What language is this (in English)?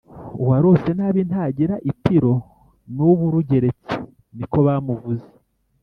Kinyarwanda